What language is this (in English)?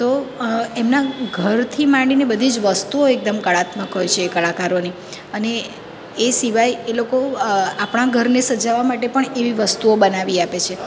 Gujarati